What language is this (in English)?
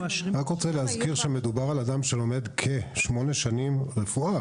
Hebrew